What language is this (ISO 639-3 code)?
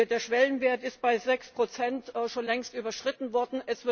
deu